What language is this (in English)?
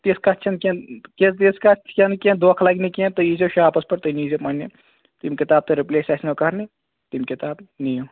Kashmiri